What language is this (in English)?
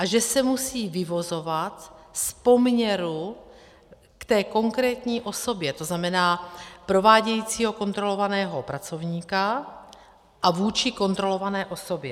Czech